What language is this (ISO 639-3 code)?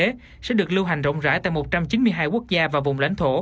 vie